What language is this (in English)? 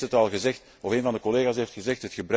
Dutch